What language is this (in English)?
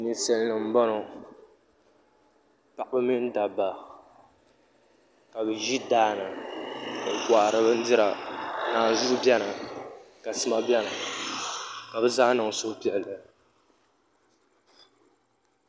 Dagbani